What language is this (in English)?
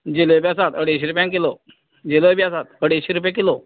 Konkani